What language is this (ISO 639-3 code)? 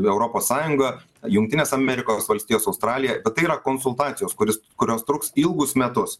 lit